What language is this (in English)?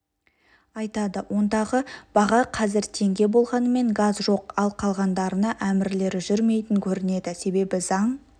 Kazakh